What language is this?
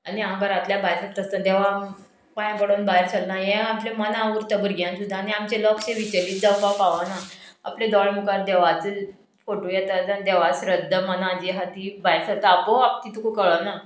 Konkani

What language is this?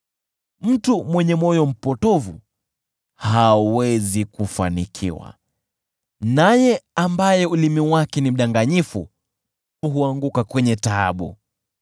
Swahili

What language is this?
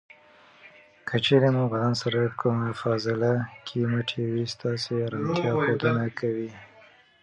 Pashto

